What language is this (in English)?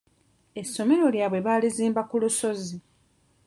Ganda